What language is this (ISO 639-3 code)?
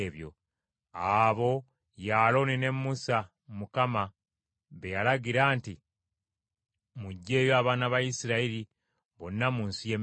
lug